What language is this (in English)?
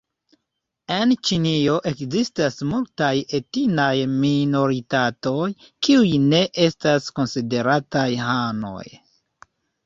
Esperanto